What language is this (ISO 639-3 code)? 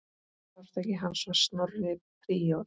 isl